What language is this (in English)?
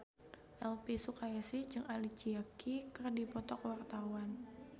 Sundanese